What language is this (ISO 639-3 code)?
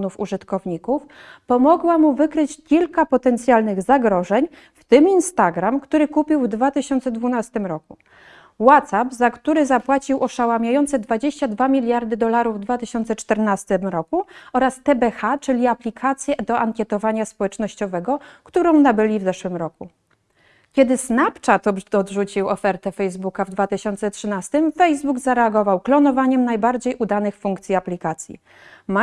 pol